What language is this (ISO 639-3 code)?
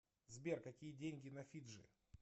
rus